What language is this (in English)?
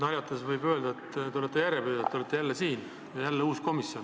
Estonian